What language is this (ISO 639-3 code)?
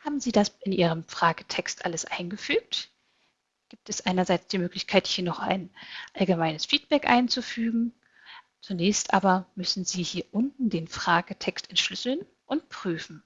deu